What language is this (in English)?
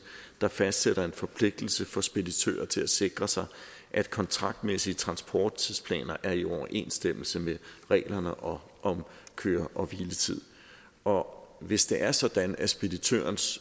Danish